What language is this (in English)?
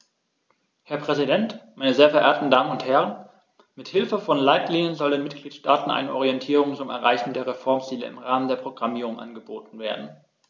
German